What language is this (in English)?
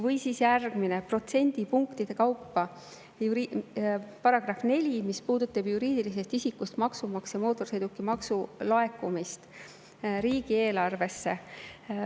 Estonian